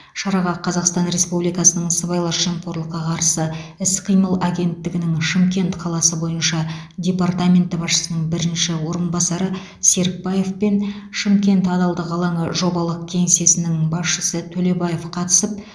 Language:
Kazakh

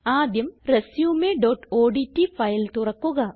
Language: Malayalam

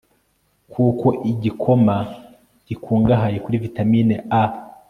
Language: Kinyarwanda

